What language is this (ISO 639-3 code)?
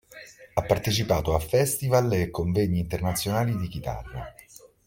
ita